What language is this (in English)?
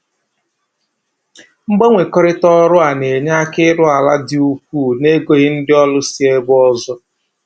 Igbo